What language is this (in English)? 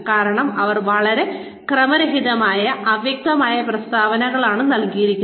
Malayalam